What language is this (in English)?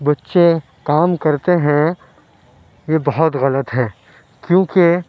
Urdu